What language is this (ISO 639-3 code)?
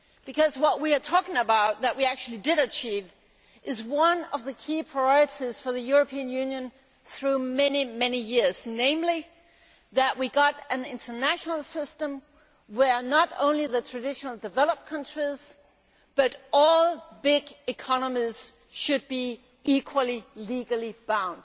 eng